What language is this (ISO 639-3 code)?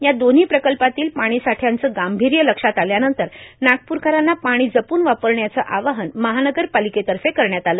mar